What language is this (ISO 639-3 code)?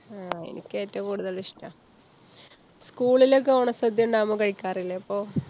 mal